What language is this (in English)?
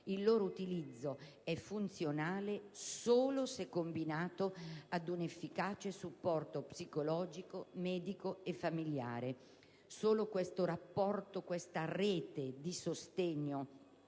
Italian